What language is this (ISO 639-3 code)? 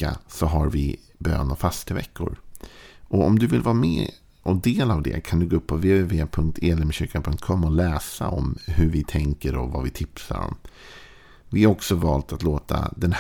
swe